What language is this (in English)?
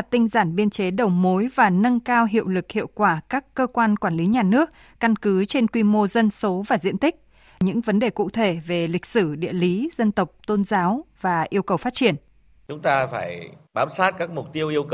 Vietnamese